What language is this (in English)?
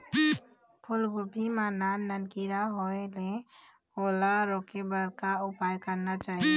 Chhattisgarhi